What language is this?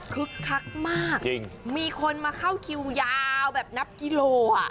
Thai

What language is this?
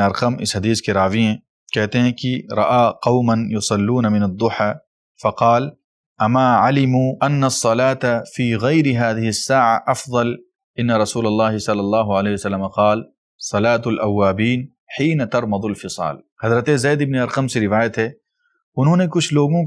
Arabic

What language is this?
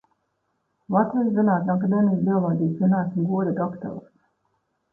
Latvian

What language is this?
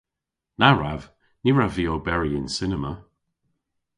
Cornish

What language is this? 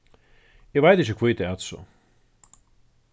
Faroese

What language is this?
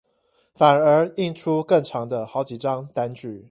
Chinese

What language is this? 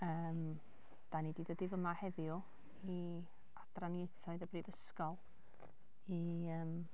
Welsh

